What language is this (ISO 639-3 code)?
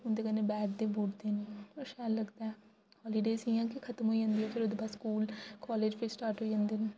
doi